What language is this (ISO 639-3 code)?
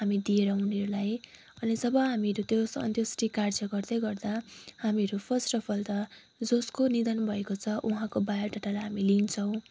nep